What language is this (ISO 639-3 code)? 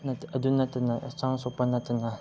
mni